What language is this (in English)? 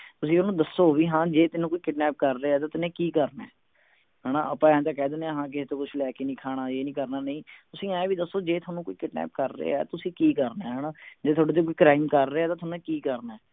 Punjabi